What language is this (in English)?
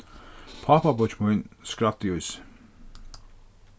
Faroese